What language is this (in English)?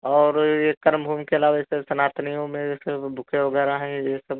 Hindi